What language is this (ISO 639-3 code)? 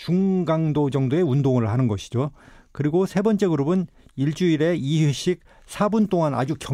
kor